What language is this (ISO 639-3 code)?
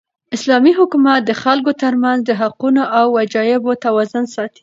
pus